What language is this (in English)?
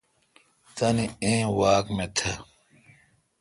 Kalkoti